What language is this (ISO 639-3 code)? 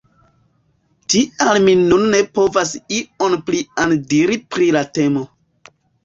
epo